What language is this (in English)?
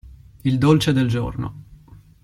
Italian